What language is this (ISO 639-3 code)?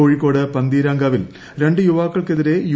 mal